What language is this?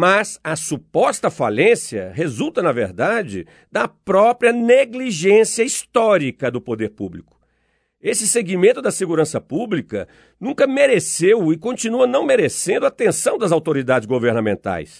Portuguese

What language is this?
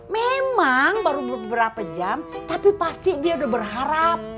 Indonesian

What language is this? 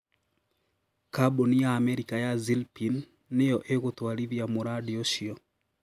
Kikuyu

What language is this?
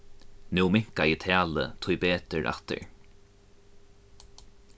Faroese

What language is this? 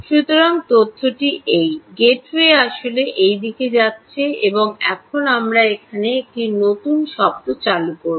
Bangla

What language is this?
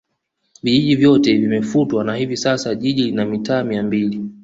Swahili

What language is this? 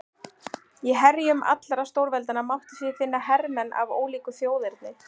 Icelandic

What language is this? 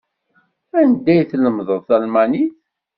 Kabyle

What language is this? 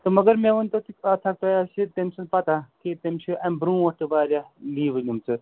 Kashmiri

